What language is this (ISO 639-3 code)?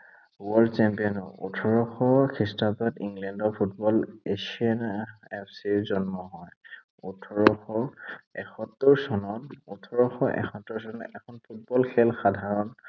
asm